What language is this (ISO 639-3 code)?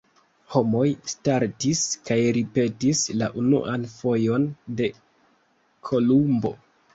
epo